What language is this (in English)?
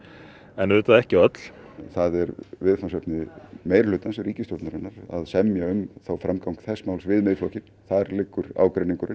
Icelandic